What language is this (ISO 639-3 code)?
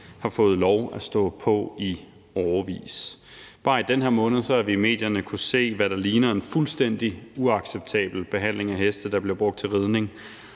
dan